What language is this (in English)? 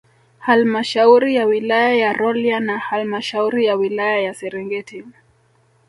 Swahili